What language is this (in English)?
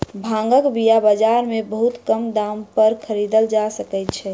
Maithili